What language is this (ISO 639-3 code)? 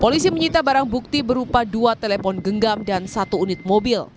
ind